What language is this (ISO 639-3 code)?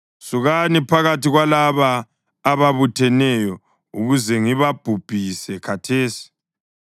nde